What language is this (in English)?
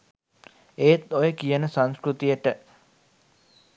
Sinhala